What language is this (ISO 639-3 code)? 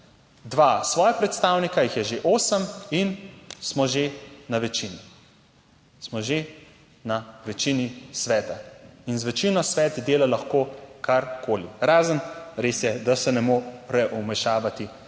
slv